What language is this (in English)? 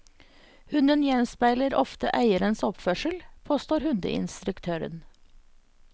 Norwegian